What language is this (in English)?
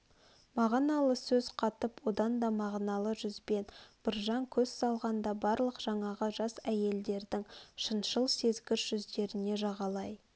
Kazakh